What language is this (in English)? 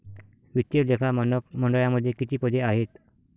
Marathi